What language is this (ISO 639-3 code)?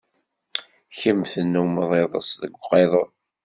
kab